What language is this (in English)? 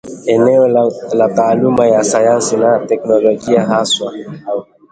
Swahili